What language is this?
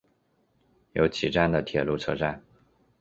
Chinese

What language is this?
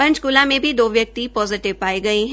Hindi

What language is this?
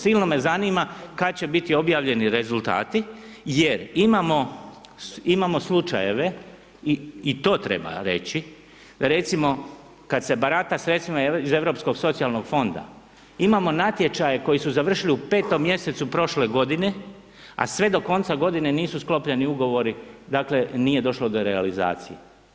Croatian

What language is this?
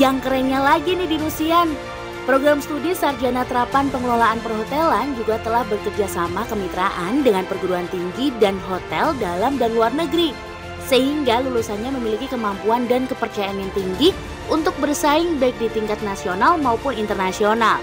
Indonesian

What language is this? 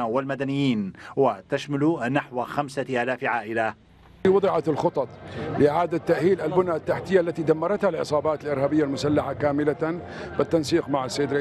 Arabic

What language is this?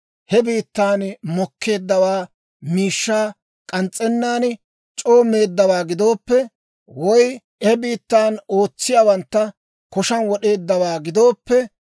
Dawro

